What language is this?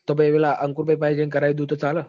Gujarati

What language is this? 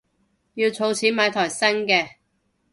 Cantonese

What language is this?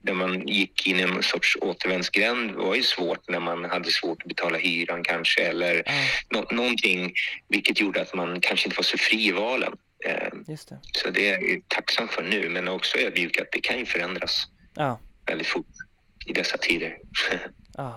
Swedish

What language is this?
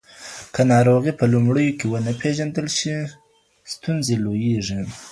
Pashto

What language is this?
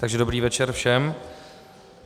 Czech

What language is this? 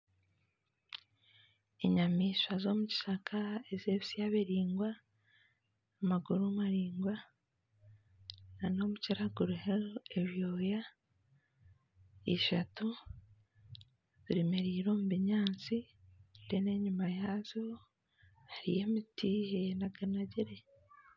Nyankole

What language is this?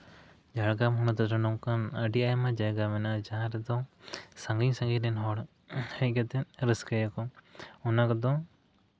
Santali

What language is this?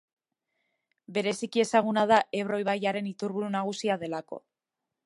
Basque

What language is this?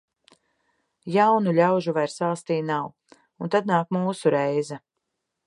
Latvian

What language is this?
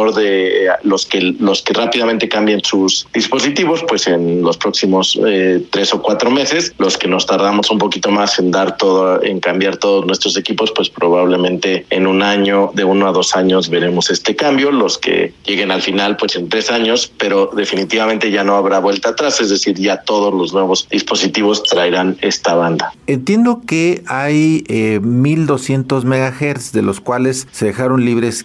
Spanish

